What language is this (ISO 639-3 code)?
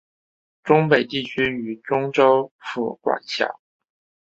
zho